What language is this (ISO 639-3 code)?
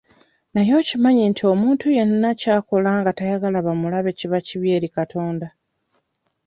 lug